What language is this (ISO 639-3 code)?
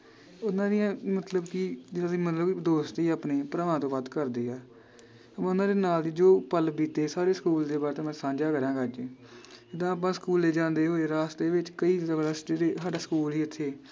pan